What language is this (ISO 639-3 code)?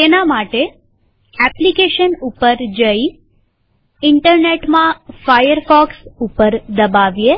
guj